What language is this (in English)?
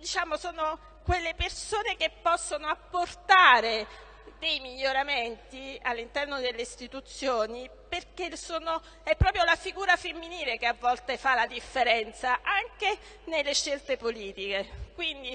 Italian